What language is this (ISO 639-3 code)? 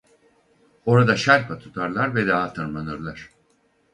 tur